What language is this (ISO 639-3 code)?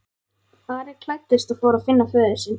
isl